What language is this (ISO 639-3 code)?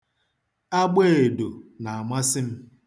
ibo